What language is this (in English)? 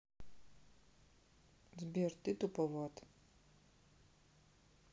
Russian